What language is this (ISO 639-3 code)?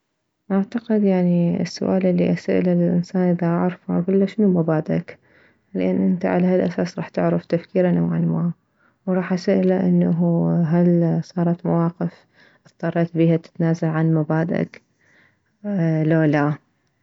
acm